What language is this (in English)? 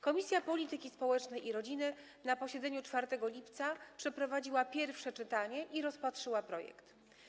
Polish